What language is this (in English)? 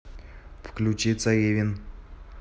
Russian